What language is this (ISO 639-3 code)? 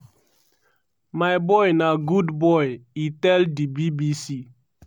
pcm